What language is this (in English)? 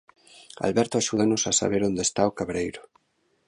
Galician